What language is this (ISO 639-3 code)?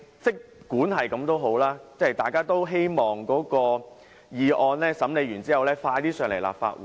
yue